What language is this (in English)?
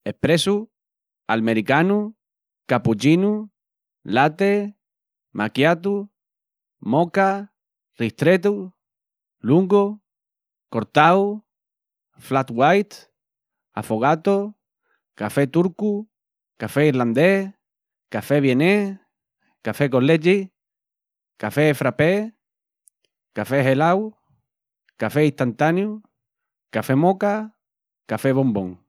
Extremaduran